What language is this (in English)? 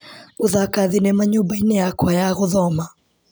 Kikuyu